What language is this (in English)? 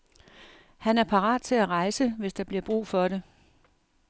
Danish